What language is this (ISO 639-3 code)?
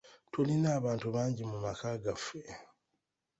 lug